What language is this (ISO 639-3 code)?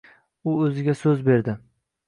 uzb